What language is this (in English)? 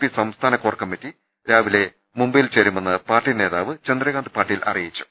Malayalam